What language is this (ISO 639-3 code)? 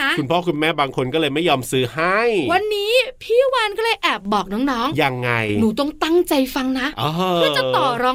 tha